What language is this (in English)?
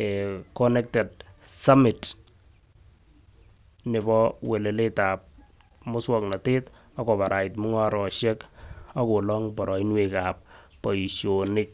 Kalenjin